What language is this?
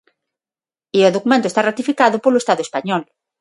Galician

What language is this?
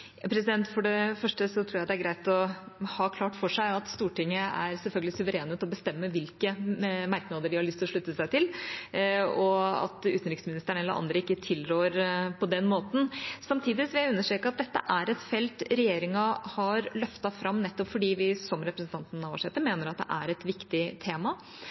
Norwegian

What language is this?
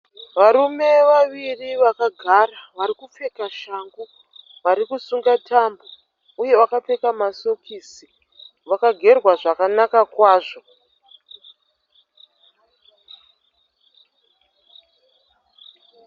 Shona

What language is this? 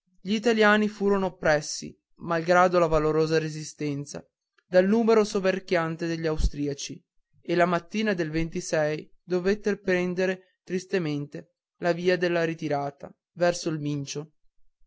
Italian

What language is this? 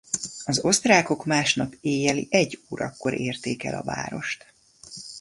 Hungarian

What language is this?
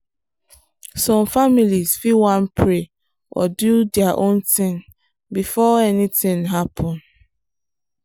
Nigerian Pidgin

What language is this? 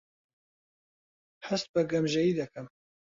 Central Kurdish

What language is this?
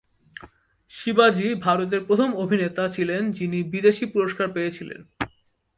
Bangla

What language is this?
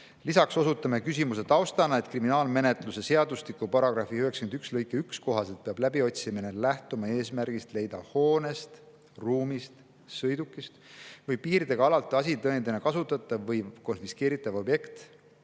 Estonian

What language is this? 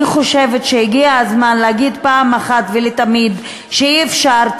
Hebrew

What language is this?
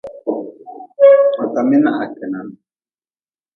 Nawdm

